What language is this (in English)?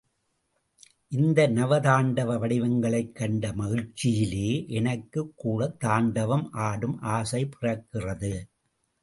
Tamil